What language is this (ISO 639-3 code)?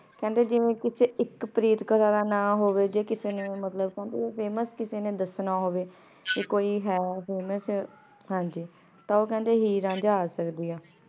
pan